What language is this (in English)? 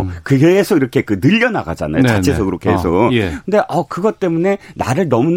Korean